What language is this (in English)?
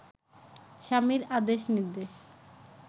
Bangla